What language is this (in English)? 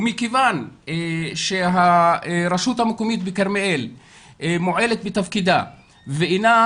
Hebrew